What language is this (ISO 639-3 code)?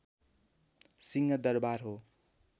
nep